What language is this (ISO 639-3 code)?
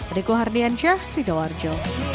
ind